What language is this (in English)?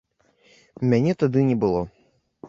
Belarusian